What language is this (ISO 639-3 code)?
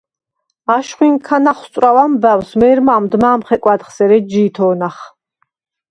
sva